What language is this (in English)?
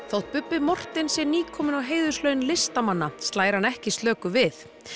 Icelandic